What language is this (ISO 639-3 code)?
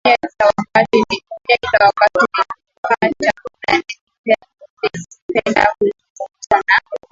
swa